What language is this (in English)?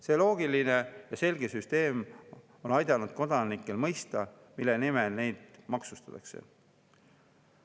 Estonian